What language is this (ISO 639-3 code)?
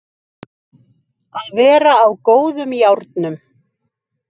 isl